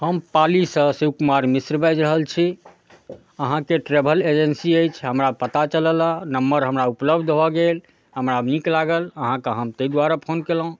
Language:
Maithili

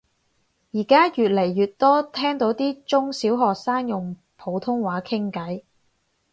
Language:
Cantonese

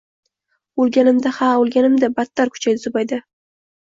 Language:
Uzbek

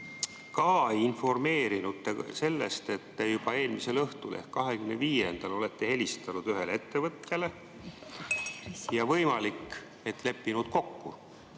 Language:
Estonian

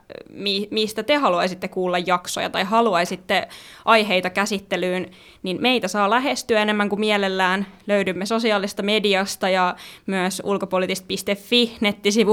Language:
Finnish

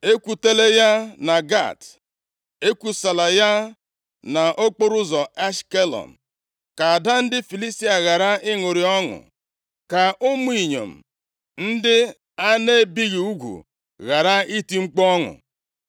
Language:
Igbo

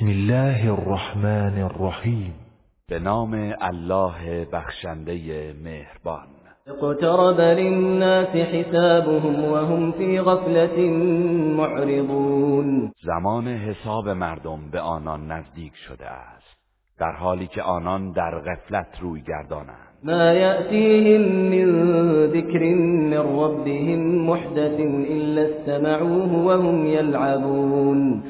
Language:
Persian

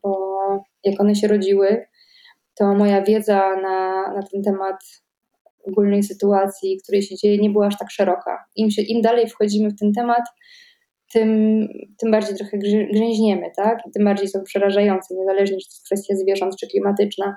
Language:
Polish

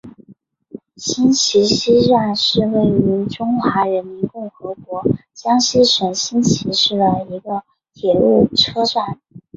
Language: Chinese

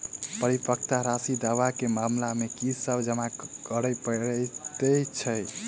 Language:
Maithili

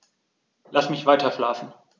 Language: German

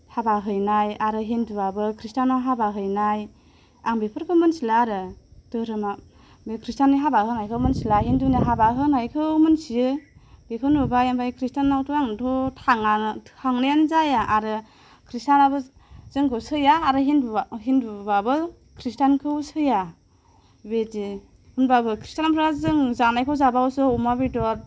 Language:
Bodo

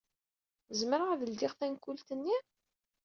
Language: Kabyle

